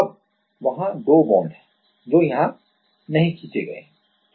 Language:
Hindi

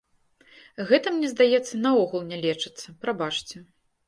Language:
Belarusian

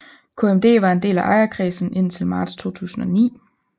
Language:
Danish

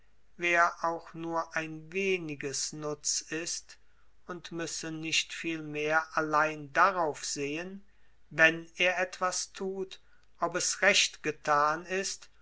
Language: German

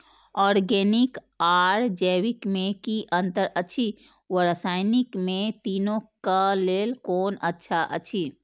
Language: Maithili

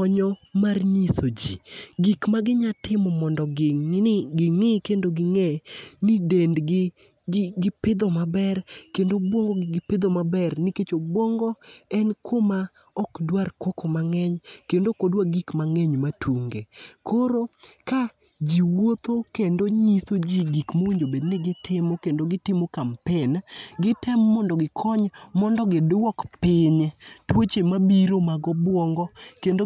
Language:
Luo (Kenya and Tanzania)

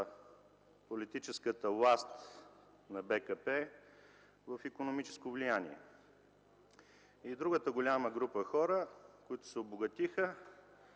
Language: Bulgarian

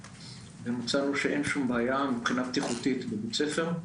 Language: Hebrew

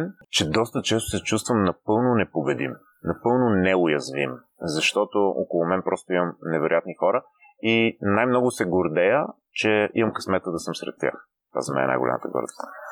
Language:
Bulgarian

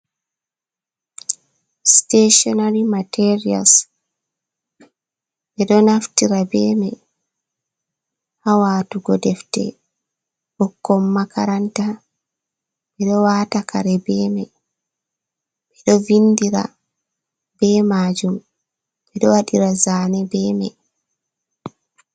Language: Fula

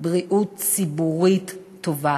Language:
Hebrew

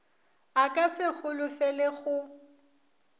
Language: Northern Sotho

